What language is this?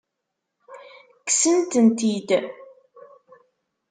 Kabyle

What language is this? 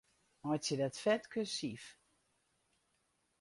Western Frisian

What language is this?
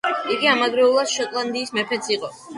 Georgian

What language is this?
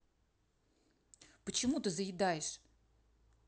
Russian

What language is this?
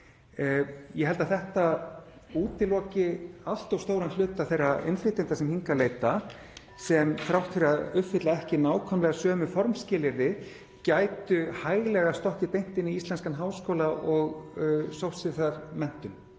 Icelandic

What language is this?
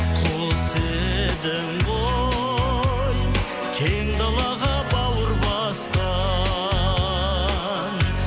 Kazakh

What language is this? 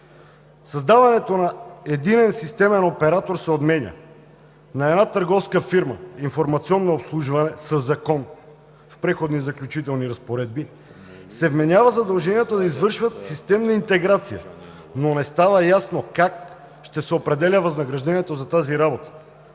Bulgarian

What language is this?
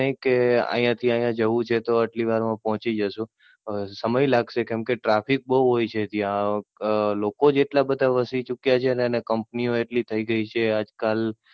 Gujarati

